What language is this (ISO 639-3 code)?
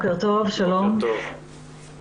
heb